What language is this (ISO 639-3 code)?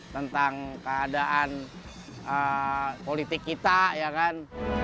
ind